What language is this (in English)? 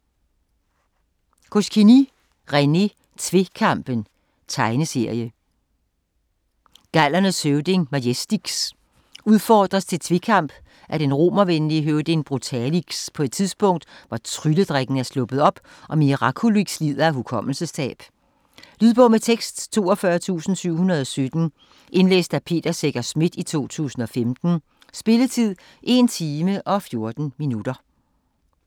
Danish